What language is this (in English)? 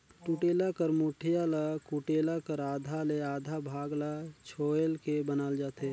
Chhattisgarhi